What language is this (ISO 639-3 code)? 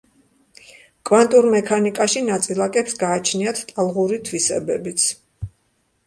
kat